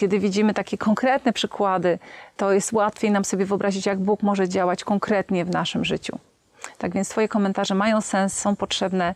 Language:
Polish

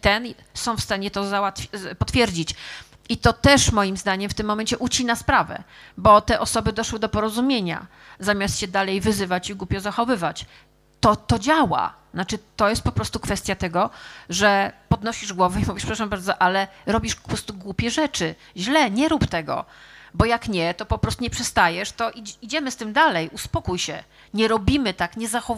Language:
Polish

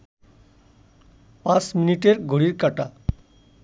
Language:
Bangla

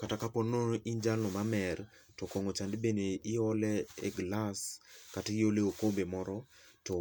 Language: Luo (Kenya and Tanzania)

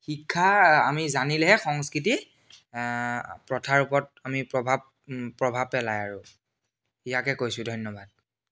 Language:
Assamese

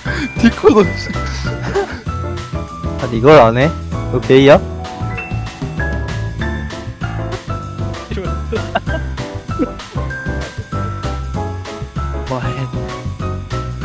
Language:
Korean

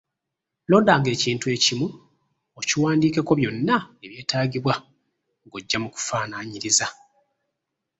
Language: Ganda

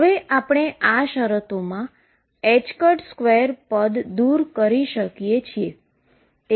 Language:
Gujarati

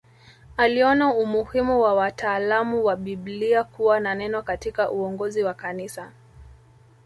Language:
Swahili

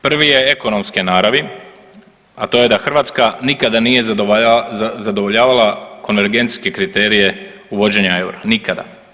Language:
Croatian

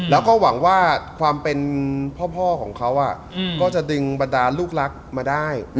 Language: Thai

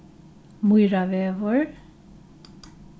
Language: Faroese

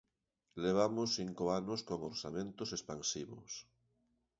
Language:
Galician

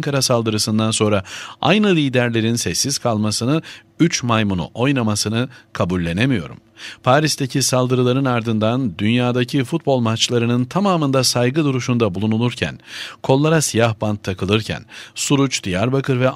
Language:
Turkish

